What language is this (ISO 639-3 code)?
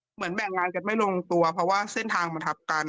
tha